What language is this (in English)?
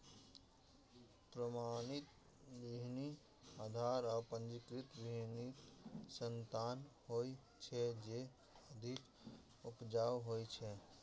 Maithili